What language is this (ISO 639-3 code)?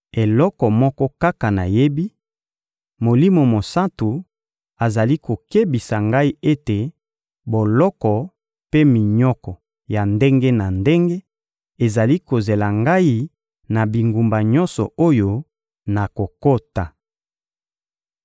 lin